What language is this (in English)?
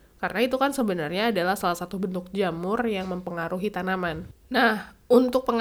Indonesian